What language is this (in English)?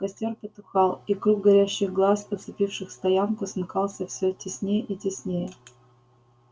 Russian